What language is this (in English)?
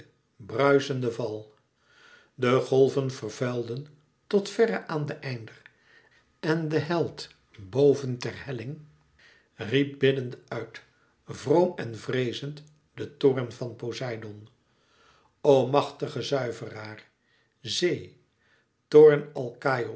Dutch